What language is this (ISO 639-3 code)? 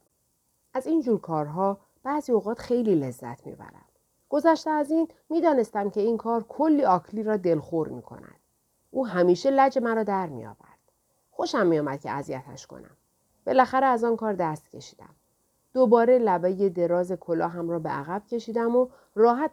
fas